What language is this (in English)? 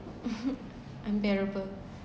English